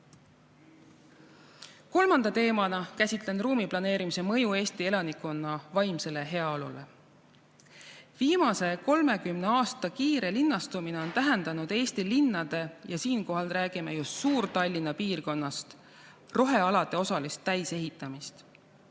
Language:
Estonian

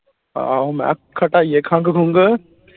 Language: Punjabi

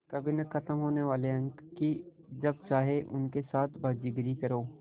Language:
Hindi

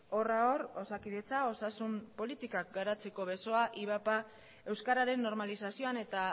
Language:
Basque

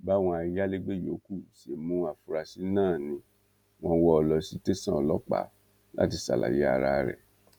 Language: Yoruba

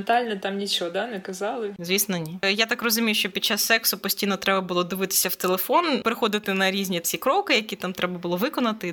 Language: Ukrainian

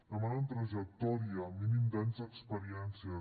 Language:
Catalan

